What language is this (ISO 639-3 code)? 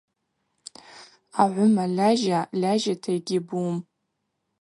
abq